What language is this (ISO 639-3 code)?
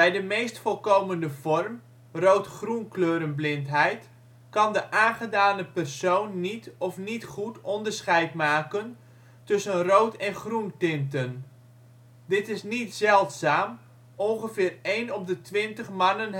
nld